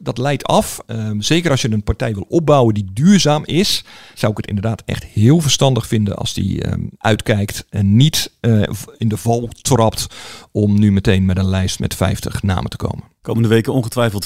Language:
Dutch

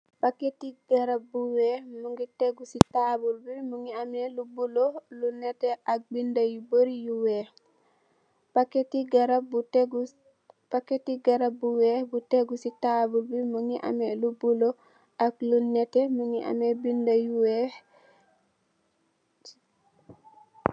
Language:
Wolof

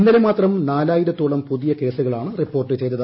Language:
Malayalam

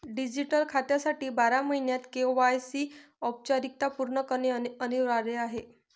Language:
Marathi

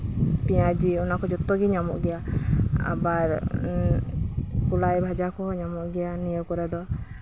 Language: Santali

